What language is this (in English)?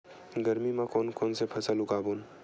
Chhattisgarhi